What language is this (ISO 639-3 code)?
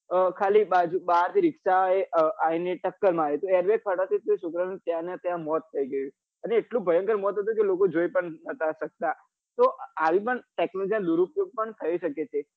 guj